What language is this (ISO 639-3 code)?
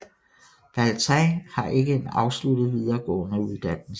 dan